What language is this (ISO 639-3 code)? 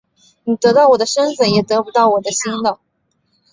zho